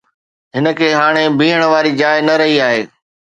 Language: Sindhi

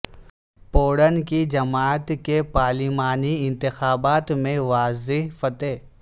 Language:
Urdu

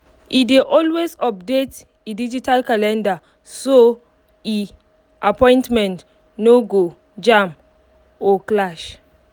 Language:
Nigerian Pidgin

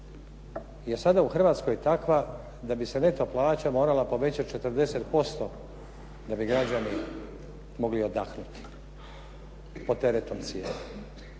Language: Croatian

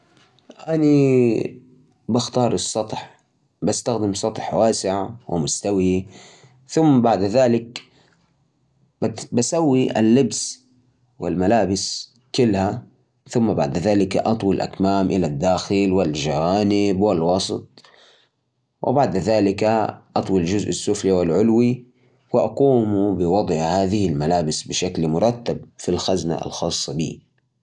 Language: Najdi Arabic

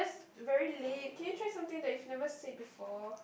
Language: English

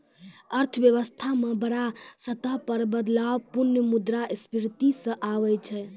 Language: Maithili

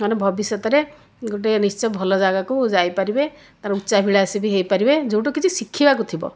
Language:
Odia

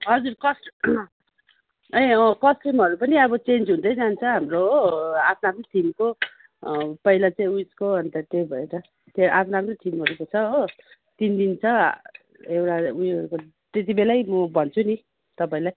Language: Nepali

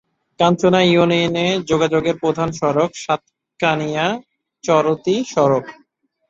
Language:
Bangla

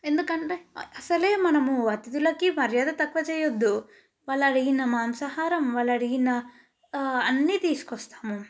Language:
Telugu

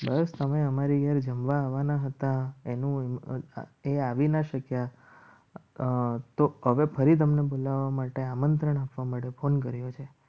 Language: Gujarati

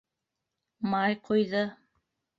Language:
Bashkir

